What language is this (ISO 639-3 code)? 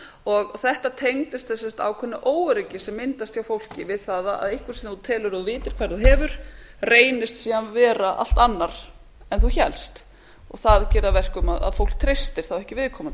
isl